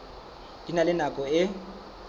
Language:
Southern Sotho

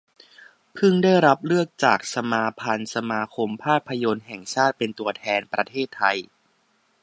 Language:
Thai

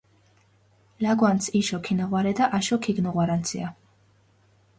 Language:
Georgian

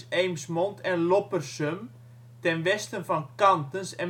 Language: Dutch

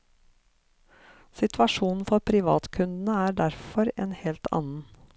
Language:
Norwegian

